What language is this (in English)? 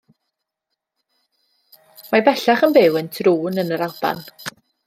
Welsh